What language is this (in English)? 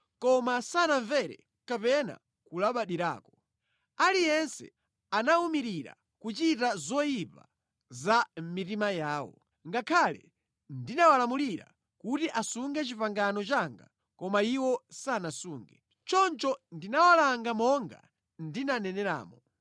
Nyanja